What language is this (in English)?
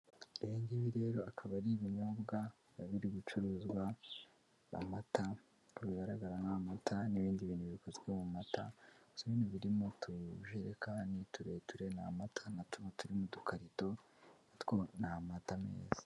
Kinyarwanda